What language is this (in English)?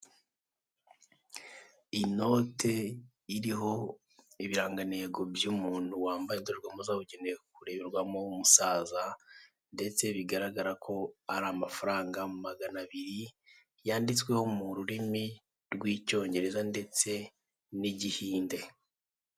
Kinyarwanda